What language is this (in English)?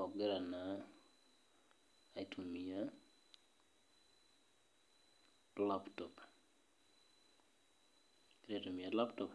Masai